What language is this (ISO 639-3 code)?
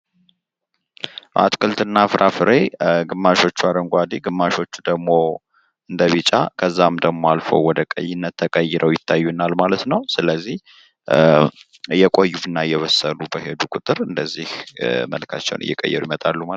amh